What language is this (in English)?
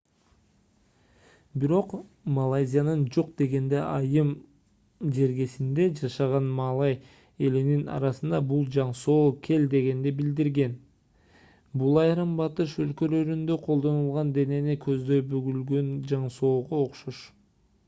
Kyrgyz